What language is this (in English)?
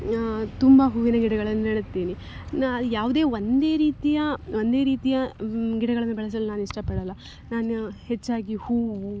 Kannada